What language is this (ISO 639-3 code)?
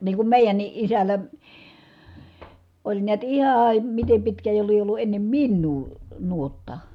fin